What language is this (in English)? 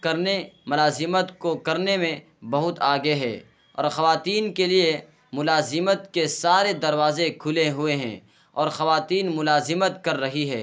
Urdu